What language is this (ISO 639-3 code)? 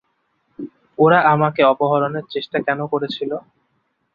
ben